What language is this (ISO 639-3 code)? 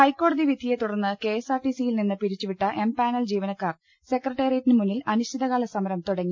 mal